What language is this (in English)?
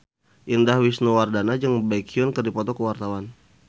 Sundanese